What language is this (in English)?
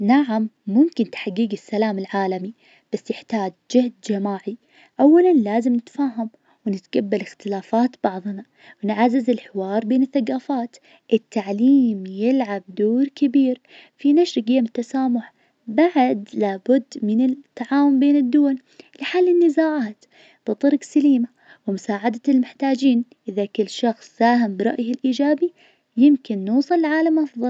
Najdi Arabic